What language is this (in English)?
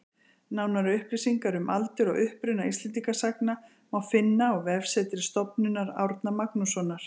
Icelandic